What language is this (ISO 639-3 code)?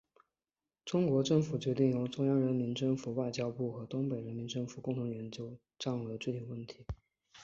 zho